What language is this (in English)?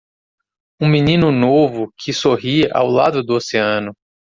Portuguese